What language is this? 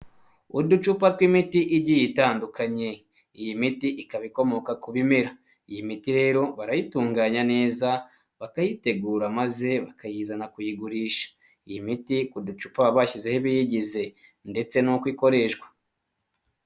Kinyarwanda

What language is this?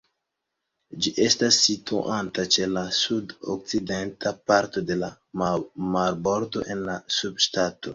Esperanto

